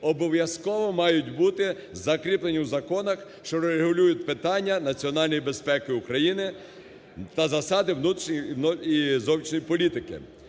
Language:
Ukrainian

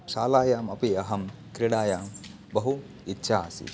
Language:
Sanskrit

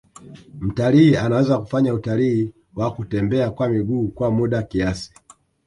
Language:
Swahili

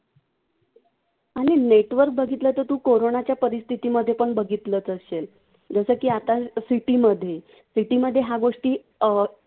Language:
Marathi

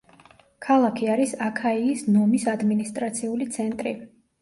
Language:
Georgian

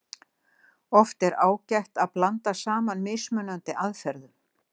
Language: Icelandic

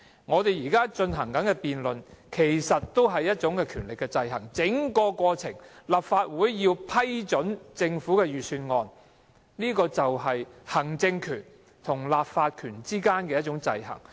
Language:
Cantonese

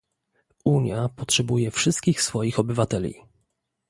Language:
Polish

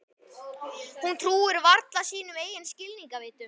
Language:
Icelandic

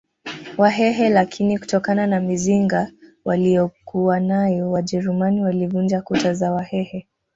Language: Swahili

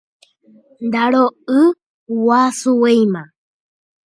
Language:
Guarani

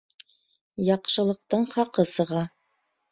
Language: Bashkir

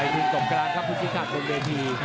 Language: Thai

